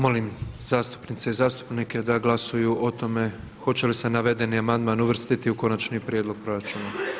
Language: Croatian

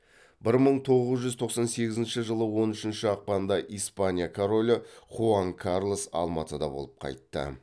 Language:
Kazakh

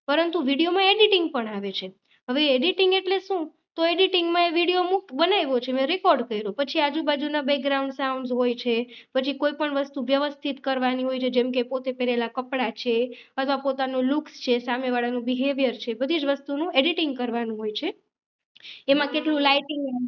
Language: Gujarati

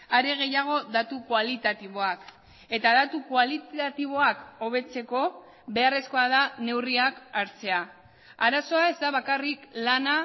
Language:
Basque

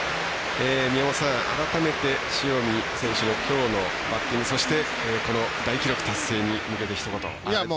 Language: Japanese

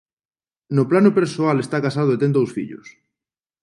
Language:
Galician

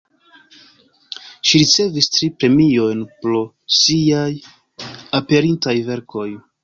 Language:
Esperanto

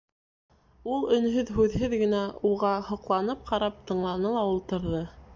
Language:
Bashkir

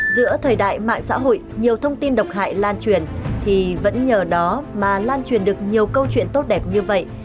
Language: Vietnamese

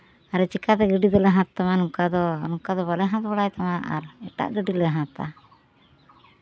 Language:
Santali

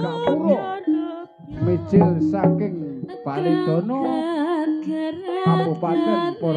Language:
Thai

